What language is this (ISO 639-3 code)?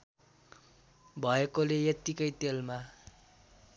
nep